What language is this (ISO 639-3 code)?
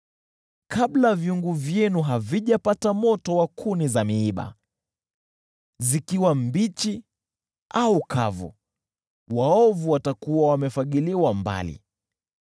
swa